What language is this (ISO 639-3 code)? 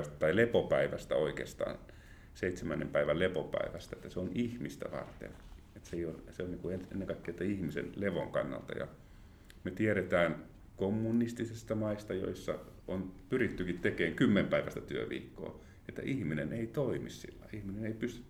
fin